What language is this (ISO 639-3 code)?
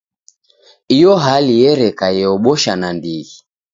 dav